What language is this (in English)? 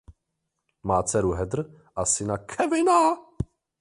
Czech